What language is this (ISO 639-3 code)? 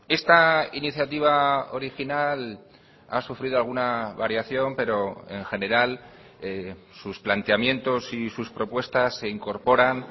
spa